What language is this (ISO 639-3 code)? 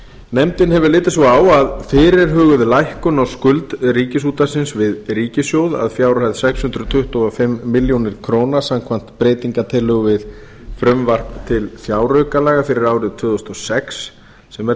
isl